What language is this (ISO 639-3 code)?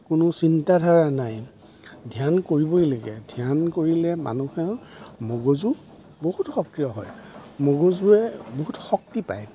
asm